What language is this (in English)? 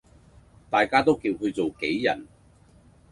Cantonese